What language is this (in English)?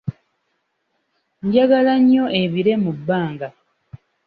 Ganda